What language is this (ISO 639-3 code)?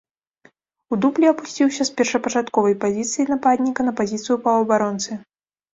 bel